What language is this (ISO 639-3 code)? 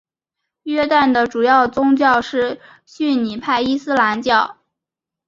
zho